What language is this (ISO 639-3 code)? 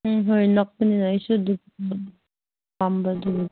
mni